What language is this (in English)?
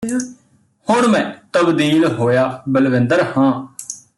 Punjabi